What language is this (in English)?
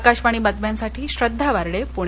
Marathi